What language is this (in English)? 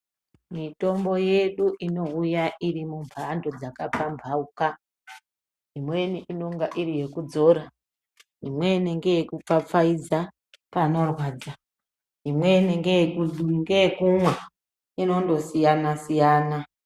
Ndau